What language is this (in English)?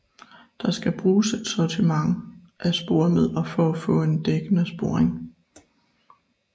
Danish